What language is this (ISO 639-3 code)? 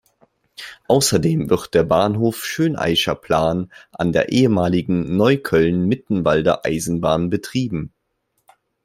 deu